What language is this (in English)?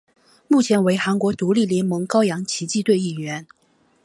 Chinese